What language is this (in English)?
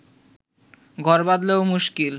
Bangla